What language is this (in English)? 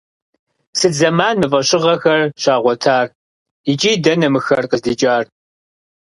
Kabardian